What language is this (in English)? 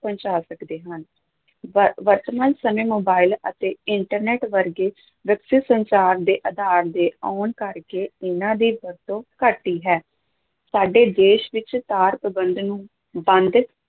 Punjabi